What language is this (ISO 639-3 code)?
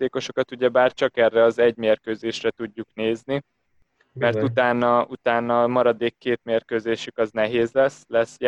hun